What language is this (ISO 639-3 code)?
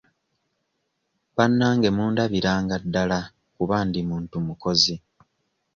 lug